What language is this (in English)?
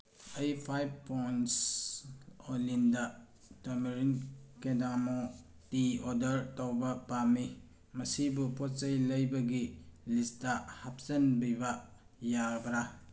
Manipuri